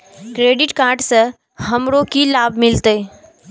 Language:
Maithili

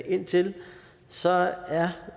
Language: Danish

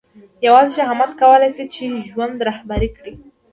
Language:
Pashto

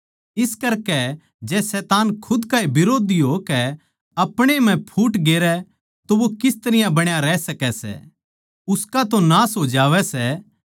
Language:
Haryanvi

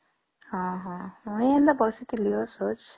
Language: Odia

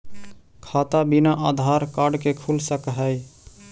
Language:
Magahi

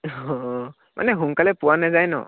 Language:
Assamese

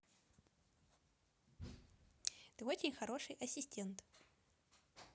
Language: Russian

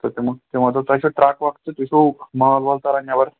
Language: Kashmiri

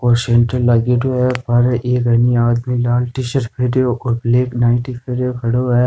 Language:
Rajasthani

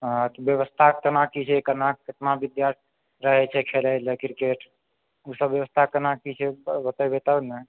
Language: Maithili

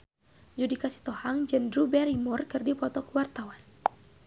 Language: Sundanese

